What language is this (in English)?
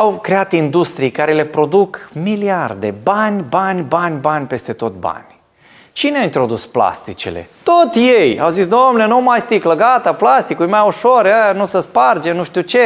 Romanian